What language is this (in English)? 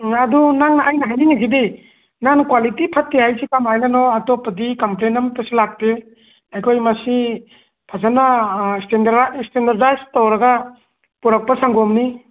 Manipuri